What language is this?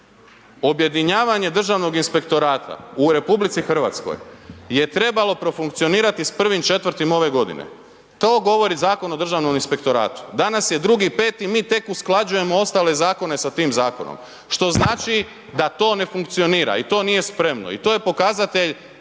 Croatian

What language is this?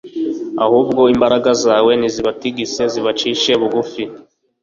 Kinyarwanda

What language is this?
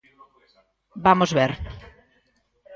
Galician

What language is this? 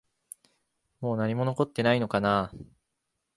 Japanese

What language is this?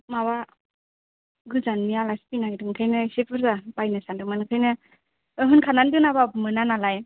Bodo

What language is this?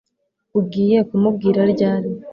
Kinyarwanda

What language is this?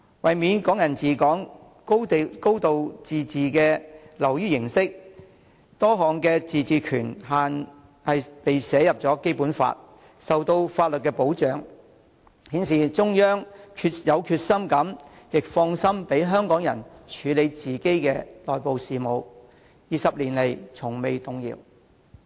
Cantonese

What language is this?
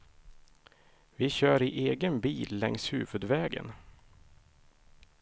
Swedish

